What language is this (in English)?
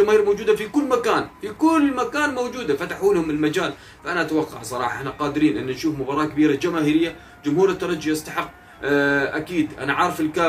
Arabic